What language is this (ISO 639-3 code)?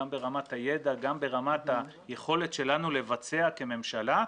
heb